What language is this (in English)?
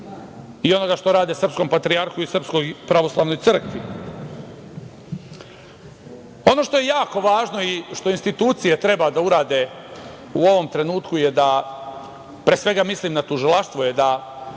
Serbian